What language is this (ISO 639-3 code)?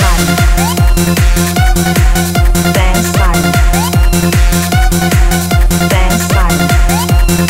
tha